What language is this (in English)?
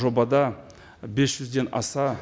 Kazakh